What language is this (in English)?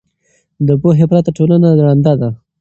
Pashto